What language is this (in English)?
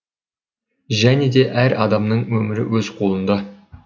Kazakh